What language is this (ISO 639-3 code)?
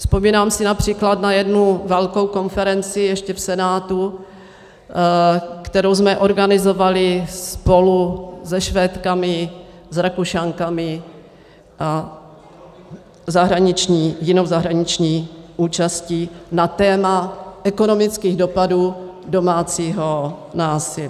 ces